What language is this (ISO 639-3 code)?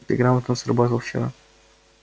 rus